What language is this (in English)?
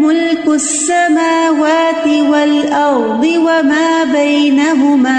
Urdu